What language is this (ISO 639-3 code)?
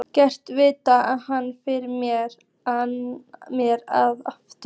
isl